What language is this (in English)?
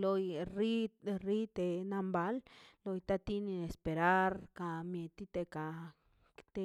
Mazaltepec Zapotec